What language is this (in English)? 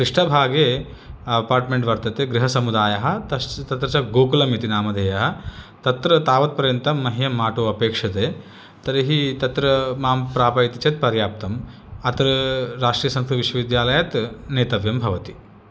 Sanskrit